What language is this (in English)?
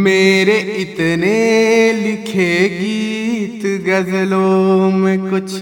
Hindi